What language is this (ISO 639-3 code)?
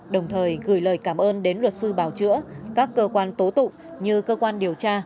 vie